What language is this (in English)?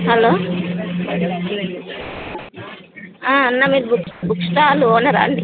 Telugu